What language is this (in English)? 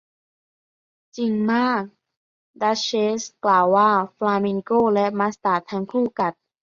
Thai